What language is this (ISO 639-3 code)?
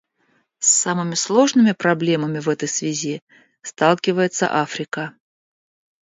rus